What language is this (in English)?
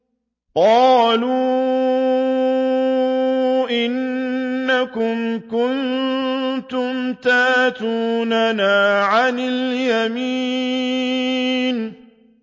Arabic